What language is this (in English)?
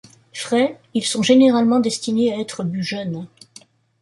French